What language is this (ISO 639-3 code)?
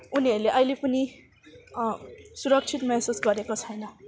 nep